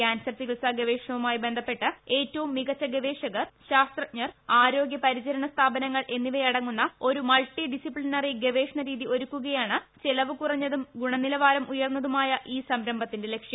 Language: Malayalam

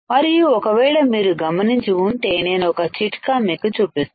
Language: Telugu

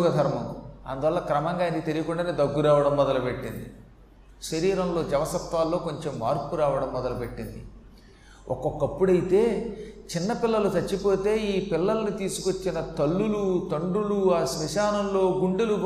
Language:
Telugu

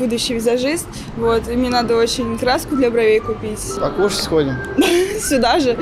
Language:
Russian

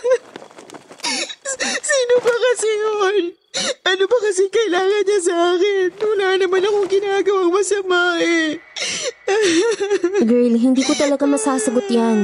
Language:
Filipino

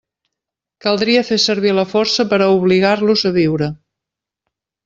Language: Catalan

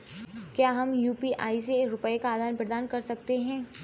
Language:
Hindi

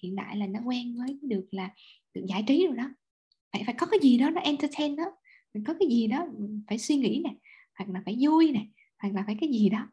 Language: Vietnamese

